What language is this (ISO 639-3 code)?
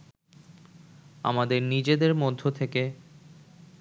ben